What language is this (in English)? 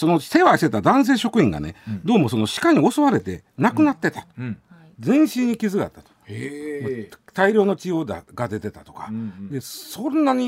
Japanese